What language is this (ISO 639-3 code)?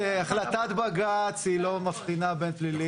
heb